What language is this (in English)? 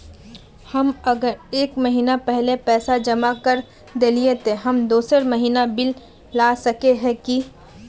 Magahi